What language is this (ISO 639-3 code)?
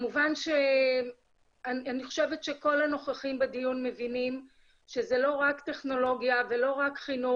heb